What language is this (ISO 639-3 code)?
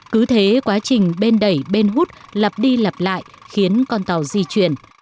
vie